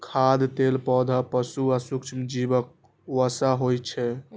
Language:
Maithili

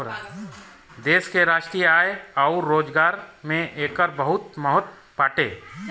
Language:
Bhojpuri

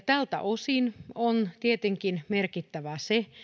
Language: Finnish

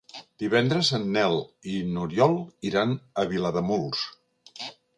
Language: Catalan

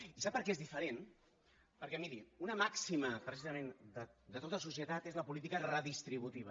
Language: Catalan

